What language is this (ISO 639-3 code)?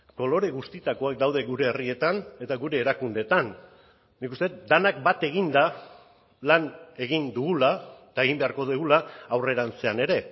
eus